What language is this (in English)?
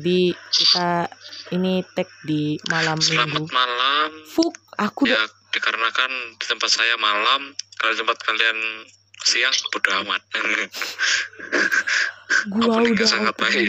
Indonesian